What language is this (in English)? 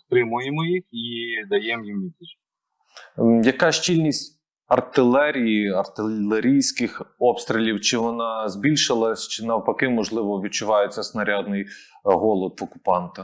Ukrainian